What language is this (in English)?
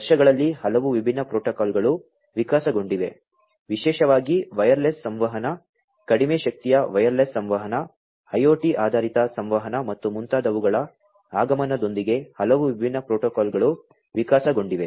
Kannada